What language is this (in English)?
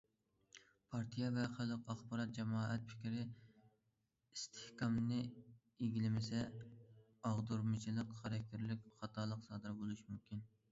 Uyghur